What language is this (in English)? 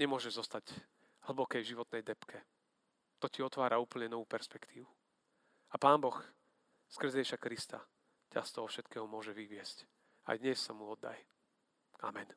Slovak